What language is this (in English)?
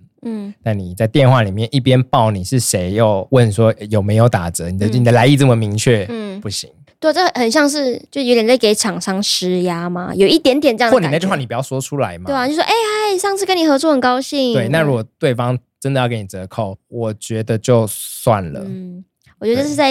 Chinese